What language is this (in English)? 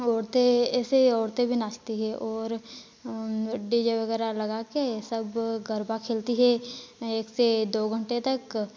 Hindi